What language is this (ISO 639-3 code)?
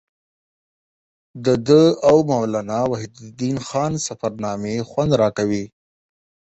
pus